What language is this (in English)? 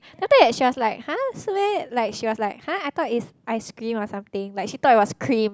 English